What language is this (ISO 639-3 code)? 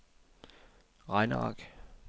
dan